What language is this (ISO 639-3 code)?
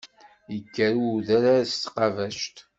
kab